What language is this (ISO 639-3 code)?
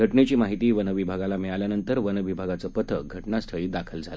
mar